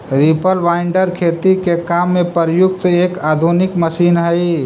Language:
Magahi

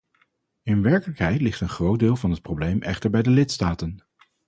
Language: Dutch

